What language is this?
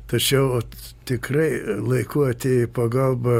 Lithuanian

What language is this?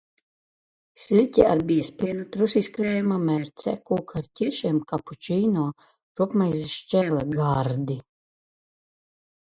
Latvian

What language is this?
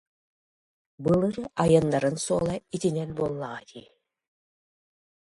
Yakut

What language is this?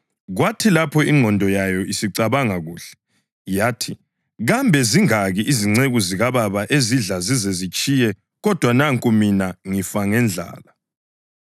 North Ndebele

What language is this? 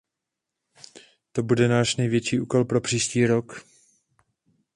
Czech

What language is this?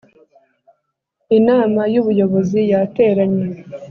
Kinyarwanda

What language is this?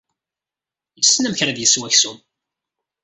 Kabyle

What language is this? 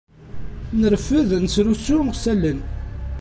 Kabyle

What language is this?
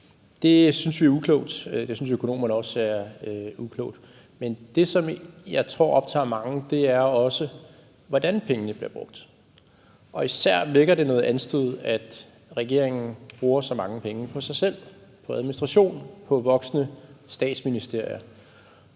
Danish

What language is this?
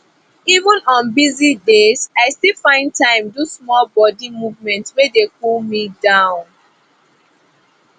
Nigerian Pidgin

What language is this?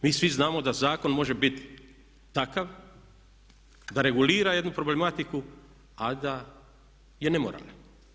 Croatian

